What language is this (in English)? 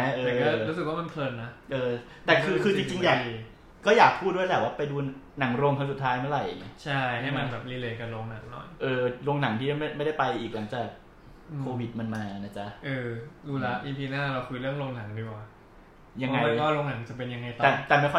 Thai